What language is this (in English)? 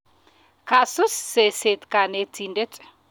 Kalenjin